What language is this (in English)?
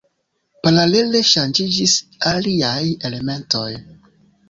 Esperanto